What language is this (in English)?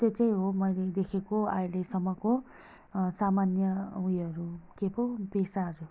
Nepali